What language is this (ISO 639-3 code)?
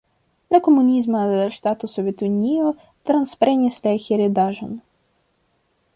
epo